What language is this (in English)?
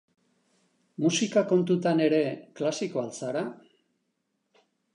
Basque